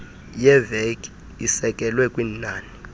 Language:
Xhosa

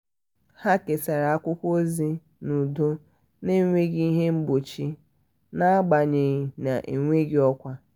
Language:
Igbo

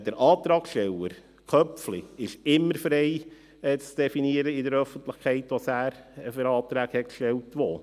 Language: Swiss German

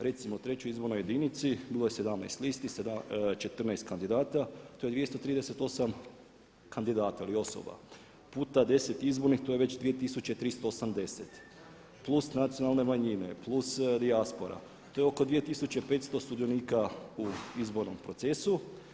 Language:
Croatian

